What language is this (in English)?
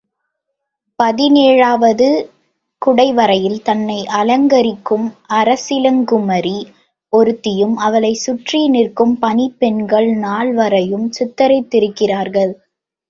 Tamil